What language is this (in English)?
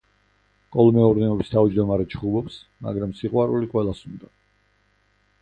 Georgian